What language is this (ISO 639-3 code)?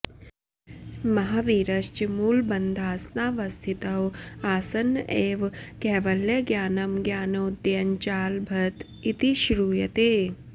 san